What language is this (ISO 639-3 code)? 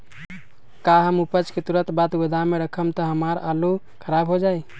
mag